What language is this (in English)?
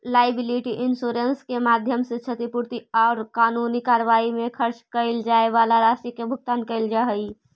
Magahi